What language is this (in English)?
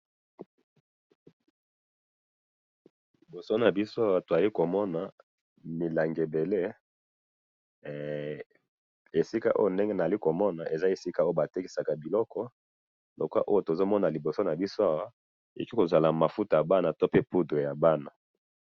Lingala